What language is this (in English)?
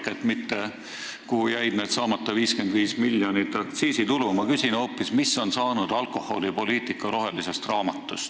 Estonian